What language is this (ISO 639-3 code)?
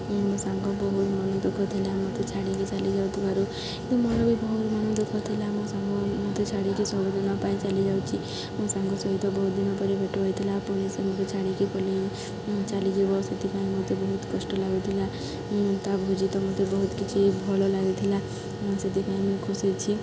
ori